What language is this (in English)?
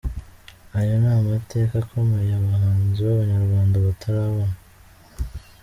Kinyarwanda